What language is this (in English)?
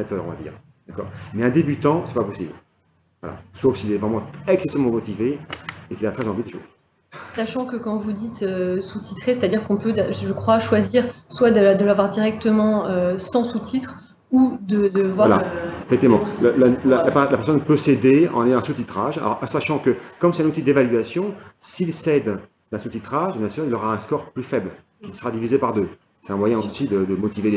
French